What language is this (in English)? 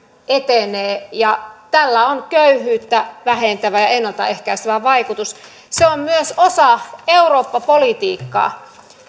Finnish